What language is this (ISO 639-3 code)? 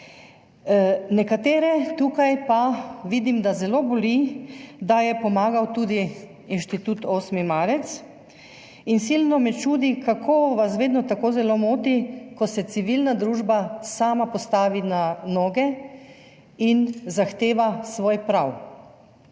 slv